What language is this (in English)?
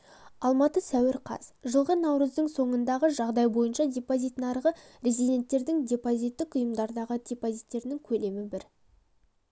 Kazakh